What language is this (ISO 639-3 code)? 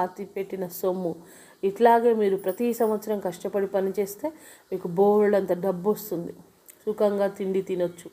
tel